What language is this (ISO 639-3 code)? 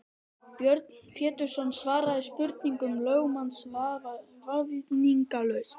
isl